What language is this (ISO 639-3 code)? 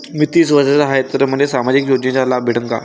mar